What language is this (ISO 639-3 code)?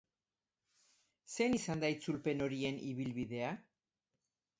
eus